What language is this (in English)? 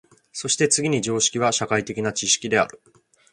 Japanese